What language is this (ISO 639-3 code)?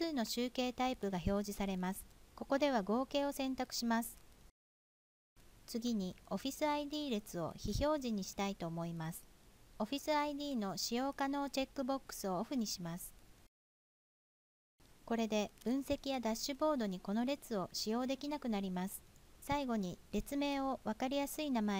jpn